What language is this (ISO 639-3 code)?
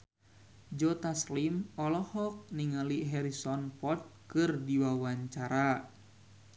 sun